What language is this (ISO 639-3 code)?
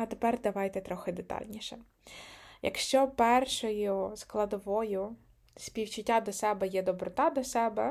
ukr